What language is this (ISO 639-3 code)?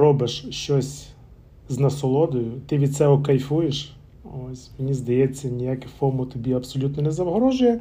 ukr